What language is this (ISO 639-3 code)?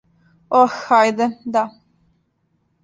srp